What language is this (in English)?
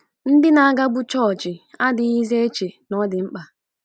Igbo